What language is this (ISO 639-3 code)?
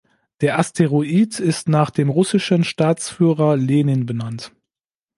deu